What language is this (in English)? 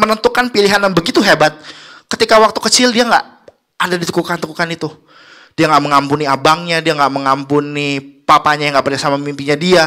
Indonesian